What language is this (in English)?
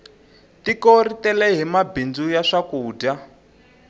Tsonga